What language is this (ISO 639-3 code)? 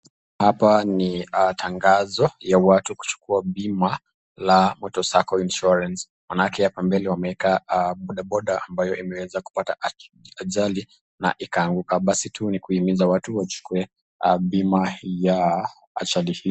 swa